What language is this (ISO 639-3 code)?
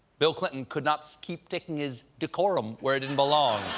eng